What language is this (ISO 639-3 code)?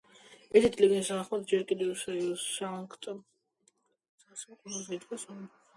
kat